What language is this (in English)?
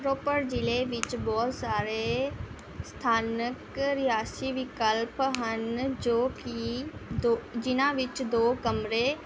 Punjabi